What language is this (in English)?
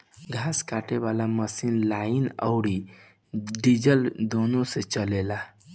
Bhojpuri